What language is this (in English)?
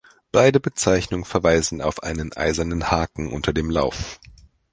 German